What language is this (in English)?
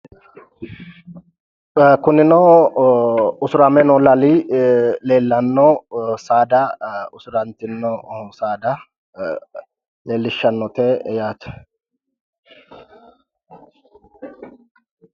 Sidamo